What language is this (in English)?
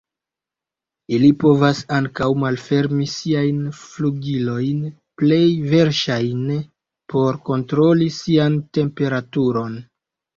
Esperanto